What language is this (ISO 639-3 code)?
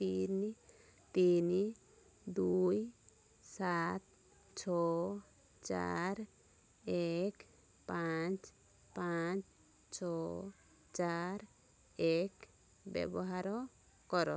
ori